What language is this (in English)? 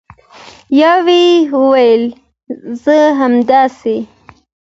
Pashto